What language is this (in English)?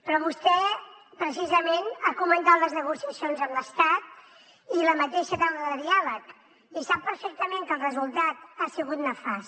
Catalan